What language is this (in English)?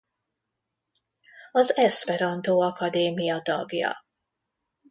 Hungarian